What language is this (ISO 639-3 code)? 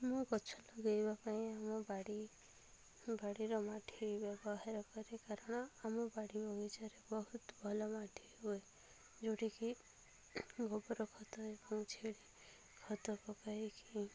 ori